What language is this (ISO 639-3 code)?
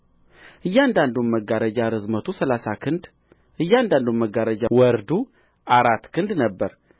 amh